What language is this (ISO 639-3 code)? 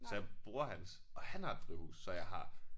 dan